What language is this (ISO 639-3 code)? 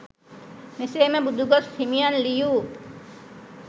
sin